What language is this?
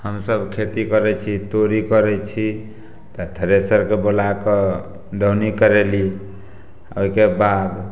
Maithili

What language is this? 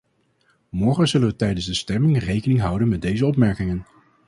Dutch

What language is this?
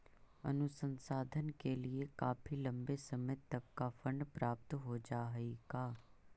Magahi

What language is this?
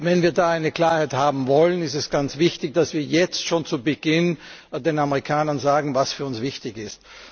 German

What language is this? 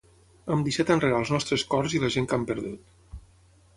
Catalan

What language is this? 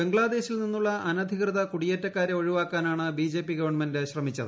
Malayalam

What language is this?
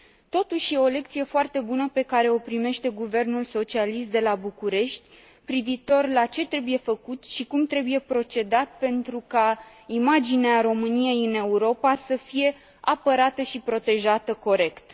Romanian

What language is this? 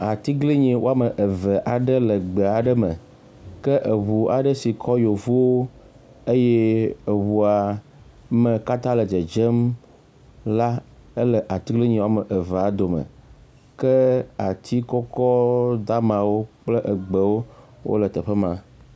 Ewe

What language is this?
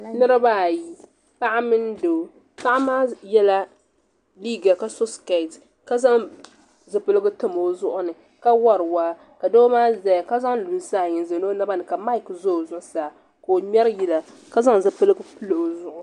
Dagbani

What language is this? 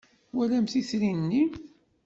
Kabyle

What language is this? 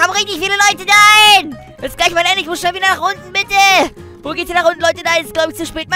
German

